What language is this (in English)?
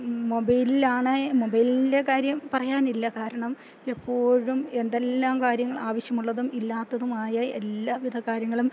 Malayalam